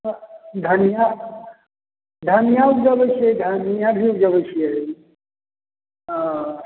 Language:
Maithili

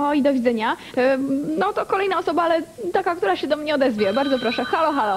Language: Polish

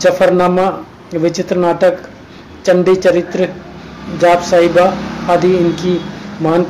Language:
Hindi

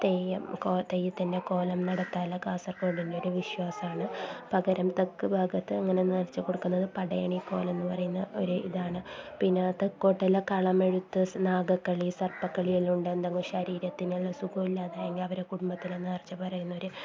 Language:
Malayalam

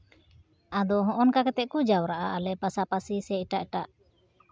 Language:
Santali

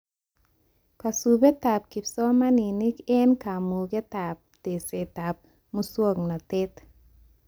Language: Kalenjin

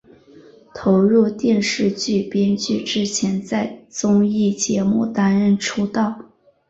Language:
Chinese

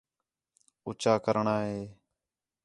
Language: Khetrani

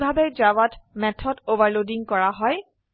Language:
Assamese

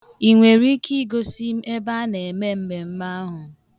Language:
Igbo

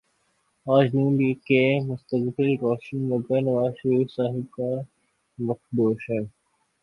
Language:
Urdu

